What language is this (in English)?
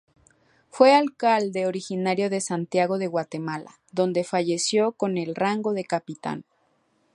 Spanish